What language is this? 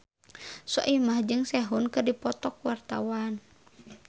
Sundanese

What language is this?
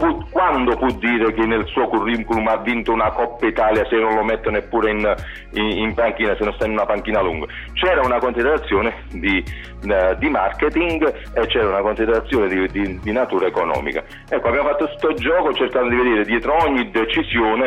Italian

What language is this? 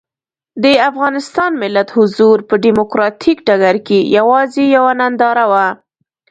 Pashto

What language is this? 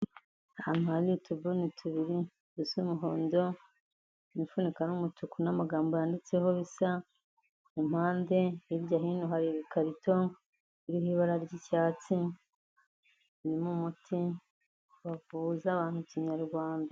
Kinyarwanda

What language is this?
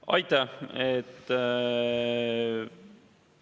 Estonian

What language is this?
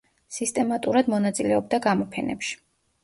Georgian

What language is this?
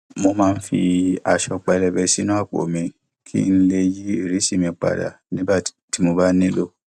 Yoruba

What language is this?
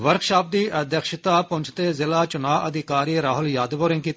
Dogri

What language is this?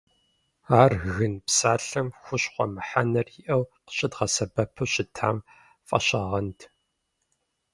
Kabardian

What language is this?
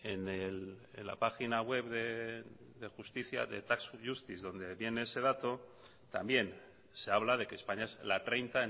Spanish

